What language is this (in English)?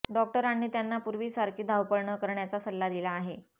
Marathi